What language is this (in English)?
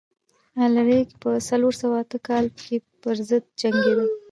Pashto